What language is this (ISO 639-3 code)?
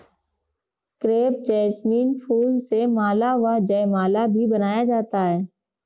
hin